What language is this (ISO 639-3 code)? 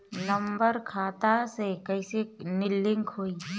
bho